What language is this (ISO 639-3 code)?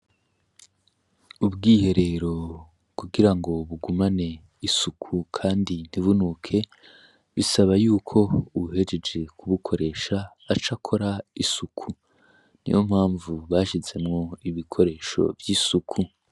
run